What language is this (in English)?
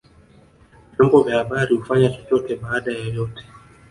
Swahili